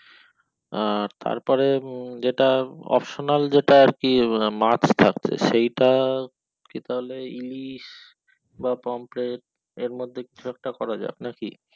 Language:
Bangla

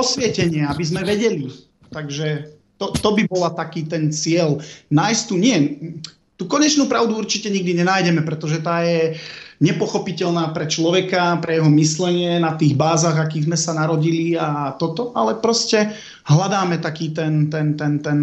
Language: Slovak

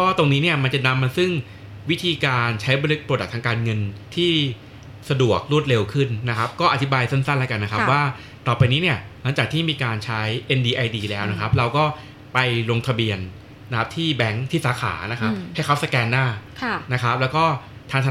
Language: Thai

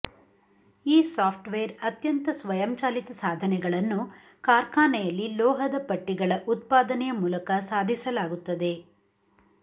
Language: Kannada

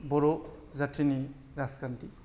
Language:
Bodo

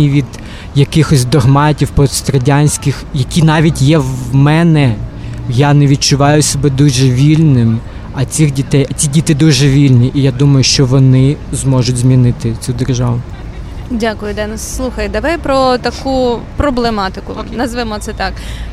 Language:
Ukrainian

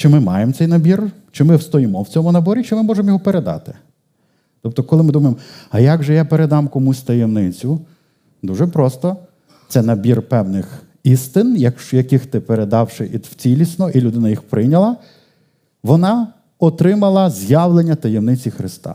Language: Ukrainian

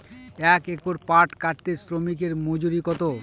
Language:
Bangla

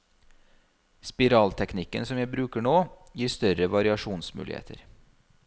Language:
Norwegian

